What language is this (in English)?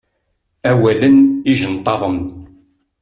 Kabyle